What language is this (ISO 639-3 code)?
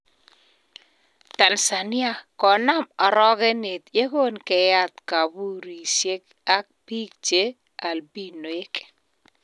kln